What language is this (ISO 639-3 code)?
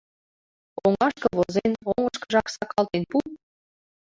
chm